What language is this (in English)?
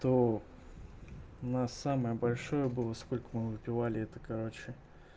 Russian